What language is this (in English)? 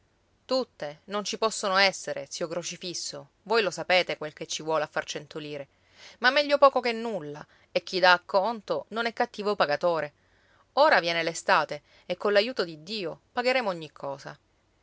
Italian